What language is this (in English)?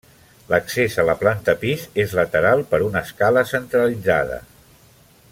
Catalan